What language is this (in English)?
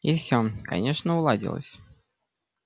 Russian